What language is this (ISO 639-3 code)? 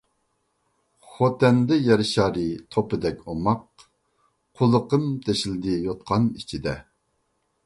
uig